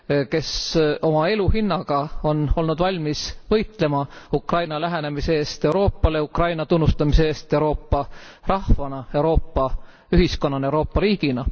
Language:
Estonian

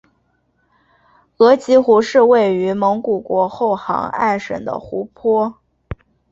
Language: Chinese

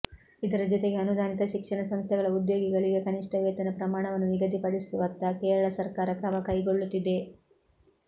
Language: Kannada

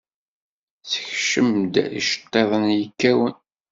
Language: Kabyle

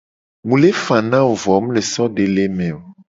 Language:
Gen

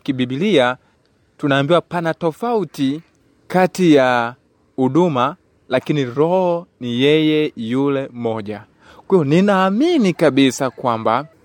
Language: Swahili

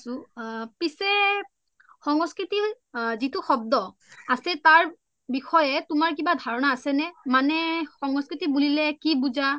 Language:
Assamese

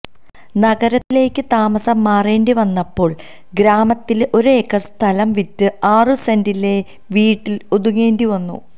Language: Malayalam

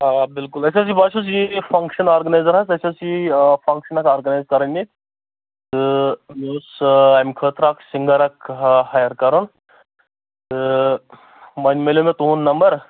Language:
Kashmiri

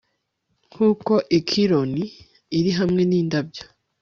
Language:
Kinyarwanda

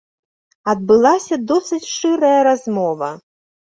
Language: Belarusian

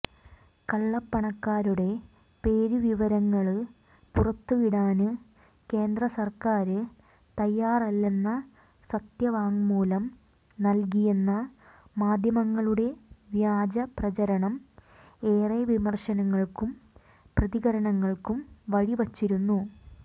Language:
Malayalam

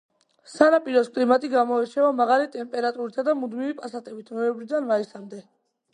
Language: Georgian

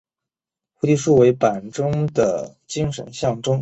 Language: Chinese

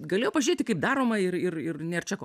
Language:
Lithuanian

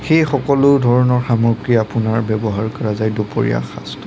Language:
Assamese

